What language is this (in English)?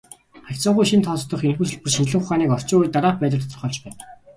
Mongolian